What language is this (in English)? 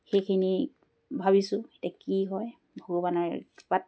Assamese